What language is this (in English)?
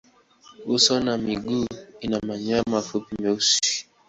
Swahili